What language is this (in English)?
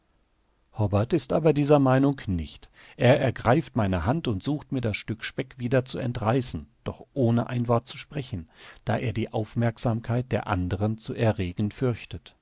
German